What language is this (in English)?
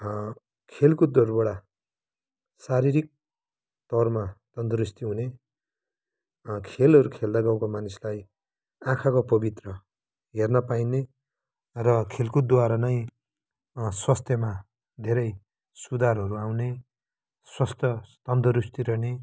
Nepali